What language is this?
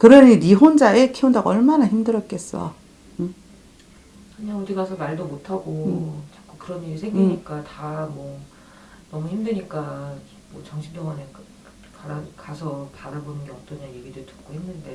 Korean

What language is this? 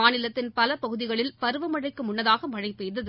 Tamil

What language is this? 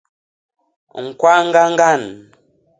Basaa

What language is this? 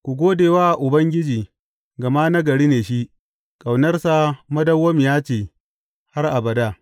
Hausa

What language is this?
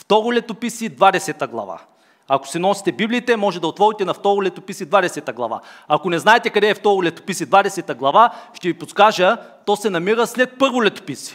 Bulgarian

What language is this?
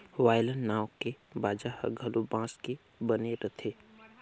Chhattisgarhi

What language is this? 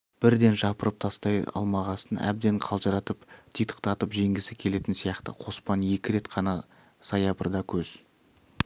Kazakh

